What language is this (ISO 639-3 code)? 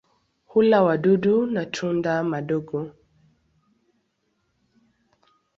swa